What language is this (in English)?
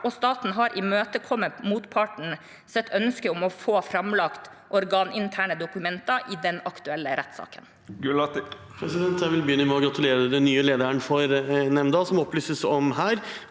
Norwegian